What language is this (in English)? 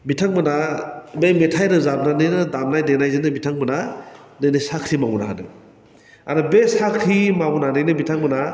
Bodo